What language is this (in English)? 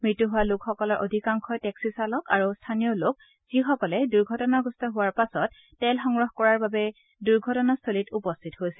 Assamese